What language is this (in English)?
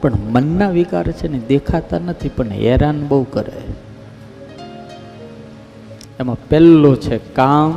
Gujarati